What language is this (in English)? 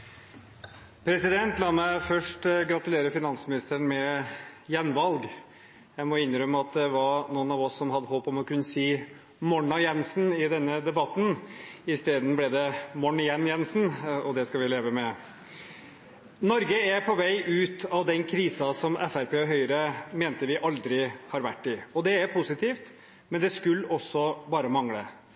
Norwegian Bokmål